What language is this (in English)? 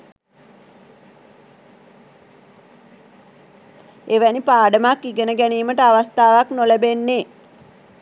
Sinhala